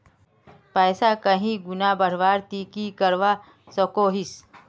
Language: Magahi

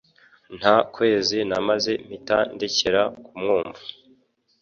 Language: Kinyarwanda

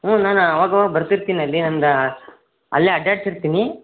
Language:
Kannada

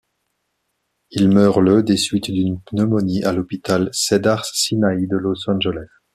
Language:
French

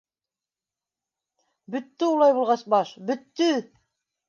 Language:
Bashkir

